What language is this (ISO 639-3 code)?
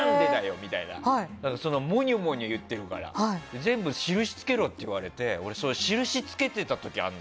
jpn